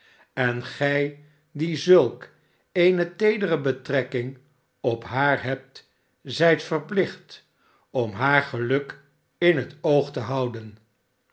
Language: Dutch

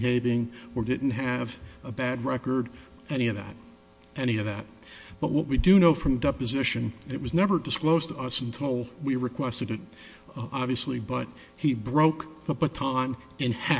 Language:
English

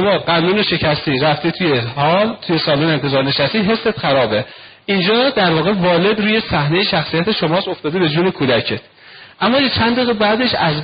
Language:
Persian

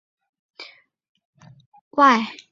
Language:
Chinese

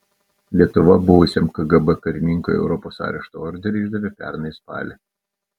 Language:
Lithuanian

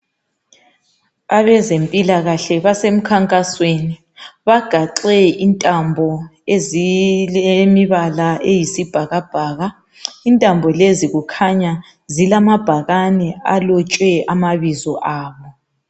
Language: North Ndebele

